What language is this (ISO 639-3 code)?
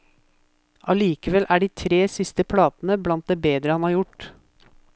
nor